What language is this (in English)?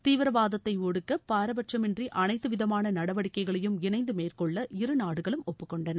Tamil